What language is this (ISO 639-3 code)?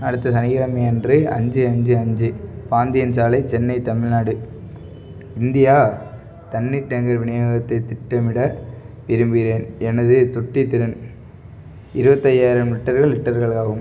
tam